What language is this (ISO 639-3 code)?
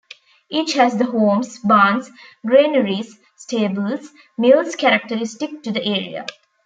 eng